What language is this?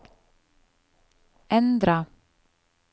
Norwegian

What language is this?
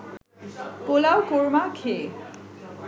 Bangla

